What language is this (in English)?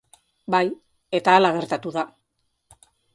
Basque